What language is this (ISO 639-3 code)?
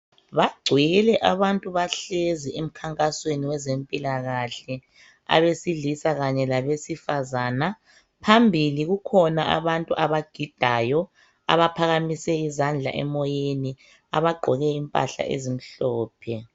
nde